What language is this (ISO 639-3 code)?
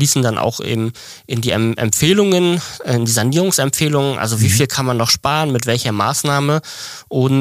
deu